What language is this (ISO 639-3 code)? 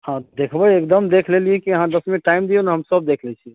mai